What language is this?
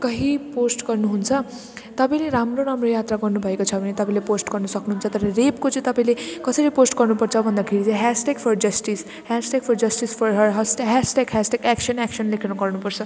Nepali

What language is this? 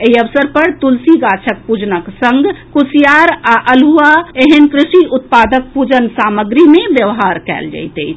Maithili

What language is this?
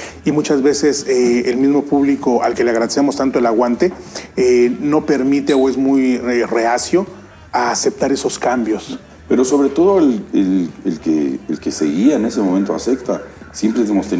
Spanish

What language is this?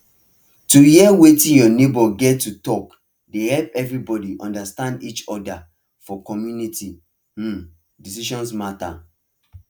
Nigerian Pidgin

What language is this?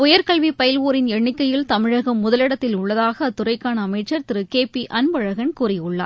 Tamil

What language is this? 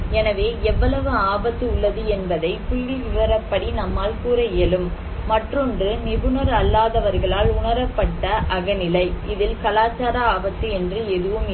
Tamil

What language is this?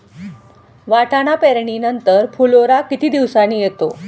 Marathi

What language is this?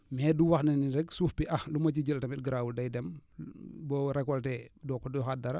Wolof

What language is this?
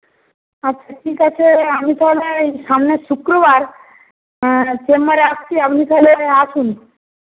Bangla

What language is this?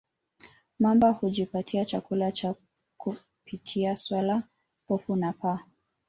Swahili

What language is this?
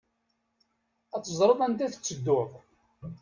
Kabyle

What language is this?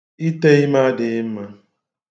Igbo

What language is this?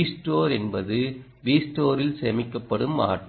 Tamil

